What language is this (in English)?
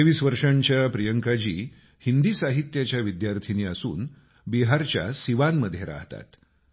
Marathi